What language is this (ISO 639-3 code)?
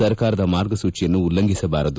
kan